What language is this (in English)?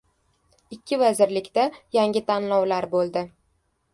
Uzbek